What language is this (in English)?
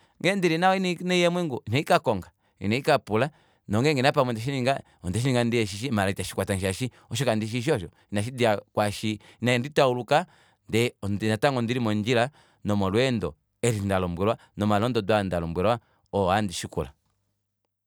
Kuanyama